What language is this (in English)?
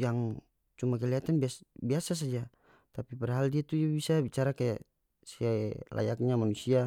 North Moluccan Malay